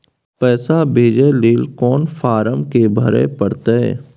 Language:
Maithili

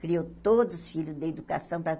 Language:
Portuguese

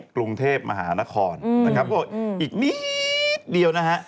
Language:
Thai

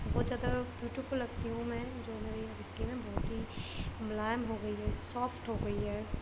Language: Urdu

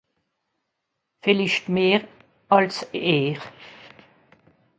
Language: Swiss German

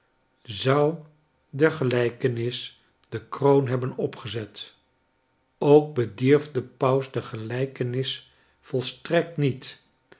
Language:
Dutch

